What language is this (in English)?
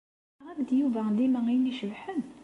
Kabyle